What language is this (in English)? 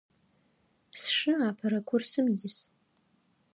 Adyghe